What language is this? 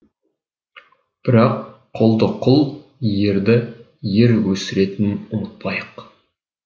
Kazakh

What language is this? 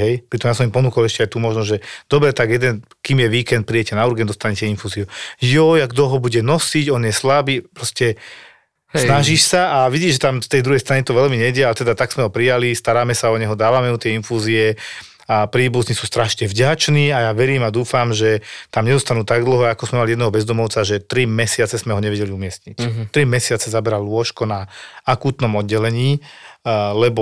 Slovak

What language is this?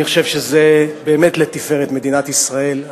Hebrew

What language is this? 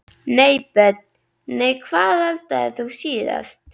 Icelandic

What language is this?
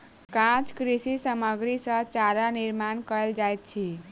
Maithili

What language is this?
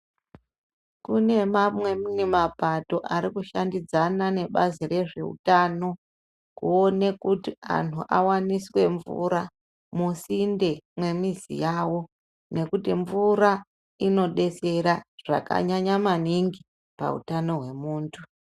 Ndau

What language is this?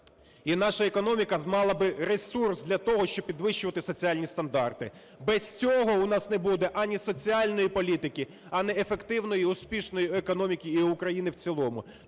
Ukrainian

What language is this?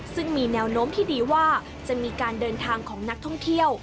Thai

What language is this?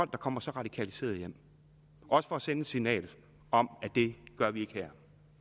Danish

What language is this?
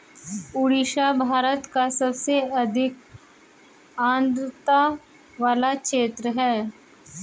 Hindi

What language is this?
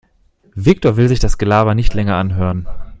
German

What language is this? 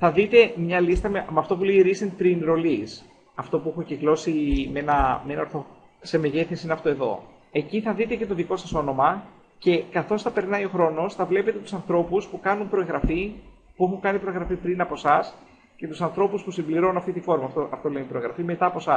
Greek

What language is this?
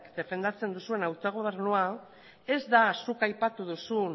Basque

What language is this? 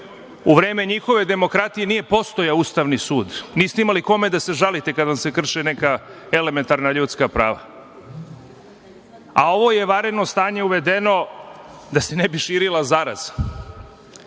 Serbian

